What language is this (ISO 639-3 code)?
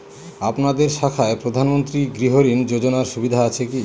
ben